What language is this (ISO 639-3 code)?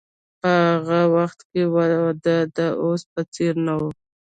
pus